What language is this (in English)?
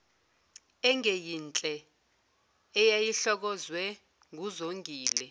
Zulu